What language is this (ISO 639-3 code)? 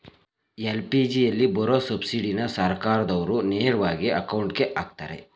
kan